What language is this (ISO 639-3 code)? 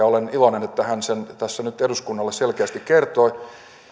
fin